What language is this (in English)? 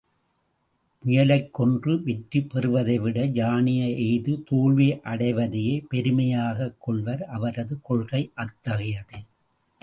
Tamil